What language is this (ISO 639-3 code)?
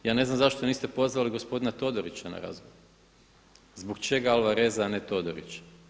hrv